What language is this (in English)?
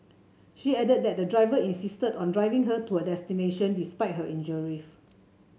English